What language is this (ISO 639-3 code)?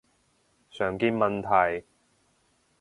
yue